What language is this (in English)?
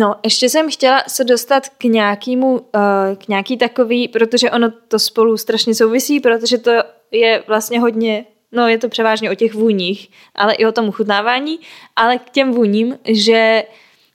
Czech